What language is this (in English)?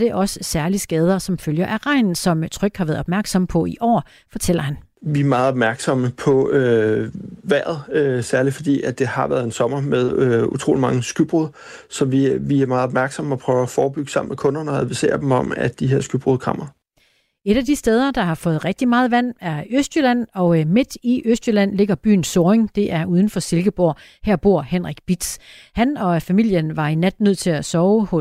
Danish